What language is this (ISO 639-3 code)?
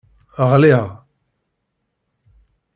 kab